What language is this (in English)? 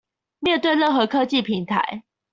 Chinese